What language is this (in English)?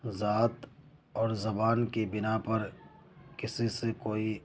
Urdu